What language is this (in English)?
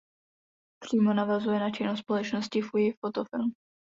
Czech